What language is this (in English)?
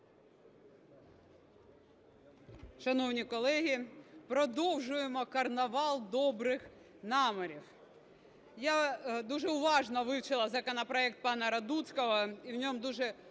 Ukrainian